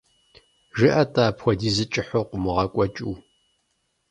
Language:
Kabardian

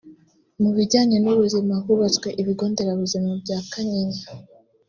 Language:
Kinyarwanda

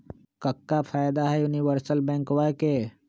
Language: Magahi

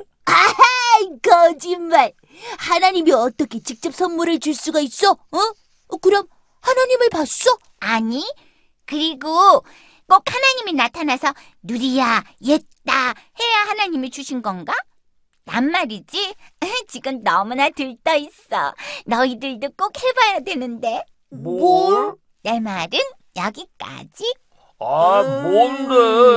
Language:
Korean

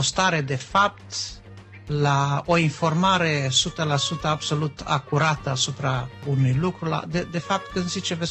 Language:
Romanian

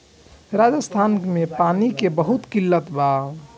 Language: Bhojpuri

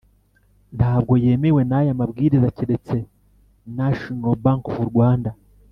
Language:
Kinyarwanda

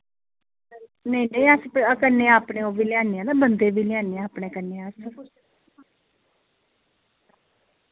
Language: Dogri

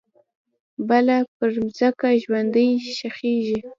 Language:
Pashto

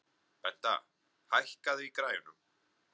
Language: Icelandic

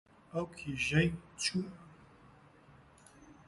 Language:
Central Kurdish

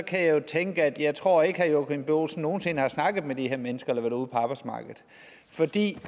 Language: Danish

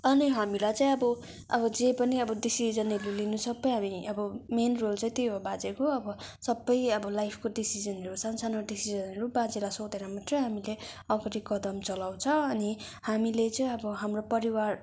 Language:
Nepali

